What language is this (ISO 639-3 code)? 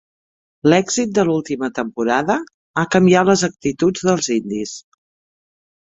cat